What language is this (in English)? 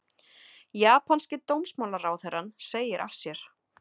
Icelandic